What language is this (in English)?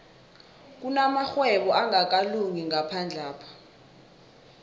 South Ndebele